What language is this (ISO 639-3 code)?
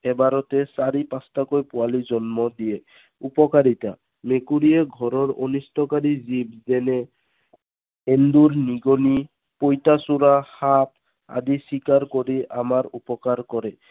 asm